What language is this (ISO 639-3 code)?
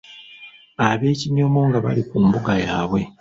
lug